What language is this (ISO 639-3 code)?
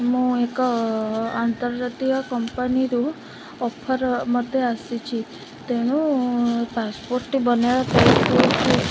ori